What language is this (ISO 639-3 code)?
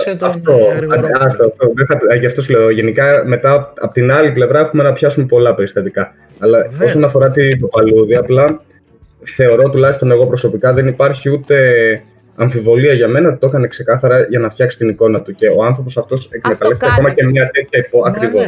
ell